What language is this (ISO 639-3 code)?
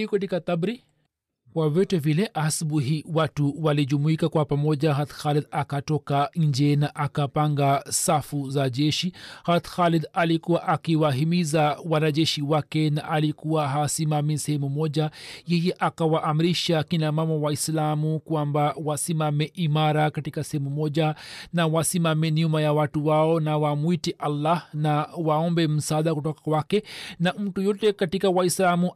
swa